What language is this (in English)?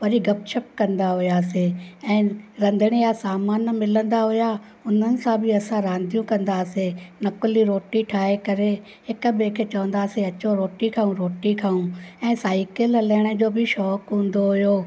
Sindhi